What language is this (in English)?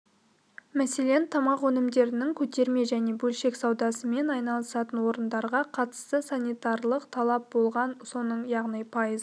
Kazakh